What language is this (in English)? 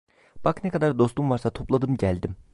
Turkish